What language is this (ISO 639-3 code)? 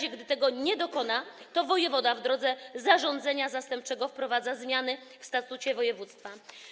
pol